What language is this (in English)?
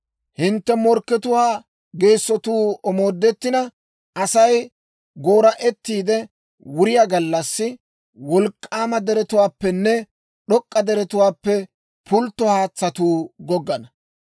Dawro